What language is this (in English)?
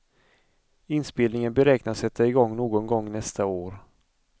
Swedish